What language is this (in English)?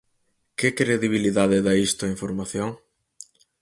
Galician